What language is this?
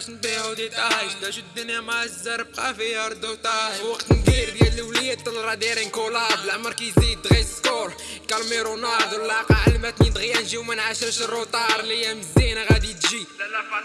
Arabic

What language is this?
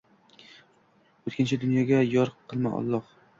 Uzbek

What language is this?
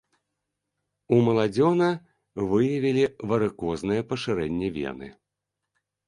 Belarusian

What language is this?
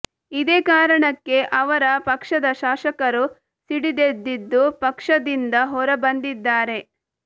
Kannada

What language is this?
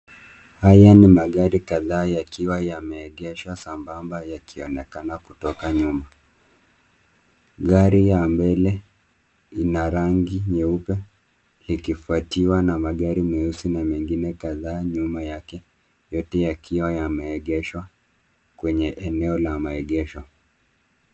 Swahili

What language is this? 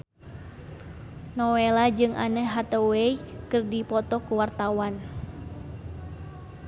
Sundanese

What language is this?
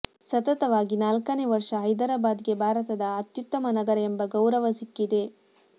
Kannada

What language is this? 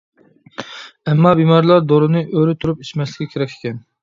Uyghur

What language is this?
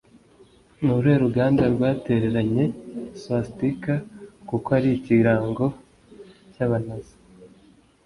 Kinyarwanda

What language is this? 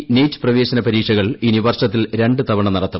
Malayalam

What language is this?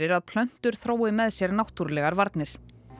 Icelandic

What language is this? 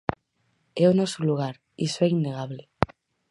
Galician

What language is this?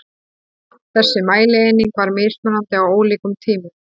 Icelandic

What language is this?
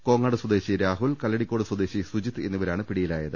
Malayalam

